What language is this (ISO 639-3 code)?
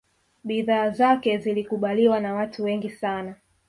swa